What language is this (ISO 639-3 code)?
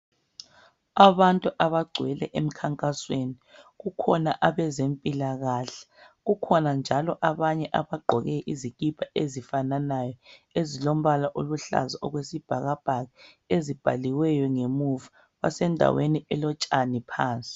nde